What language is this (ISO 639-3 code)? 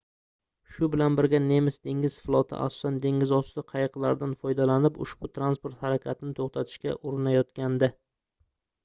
uzb